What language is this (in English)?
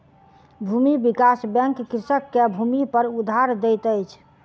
Maithili